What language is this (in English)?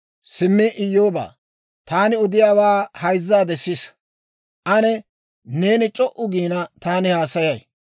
Dawro